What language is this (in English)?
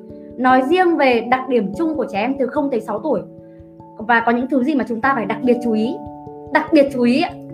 Vietnamese